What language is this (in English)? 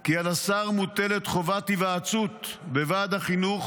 Hebrew